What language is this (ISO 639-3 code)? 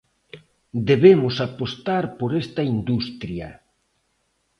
glg